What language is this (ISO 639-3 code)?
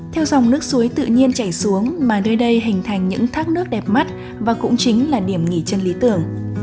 vie